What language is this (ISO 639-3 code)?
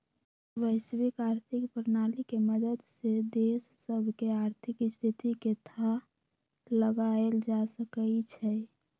mag